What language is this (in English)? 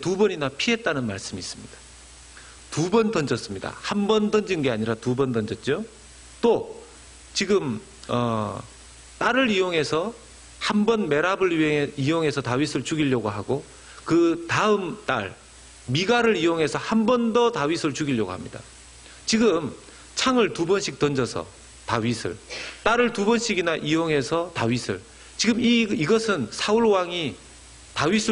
Korean